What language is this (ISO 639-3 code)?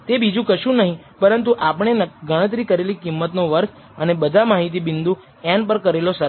guj